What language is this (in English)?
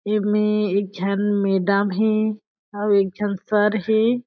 Chhattisgarhi